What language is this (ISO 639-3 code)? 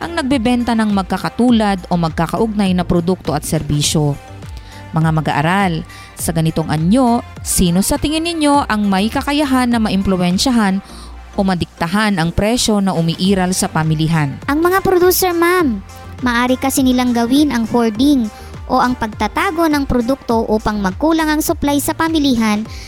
fil